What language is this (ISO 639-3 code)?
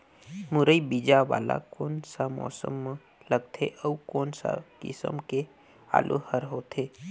hne